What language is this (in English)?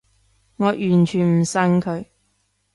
Cantonese